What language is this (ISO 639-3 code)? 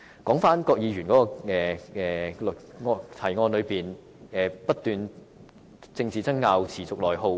yue